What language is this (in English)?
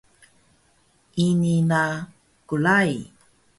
Taroko